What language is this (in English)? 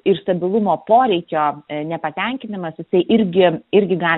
Lithuanian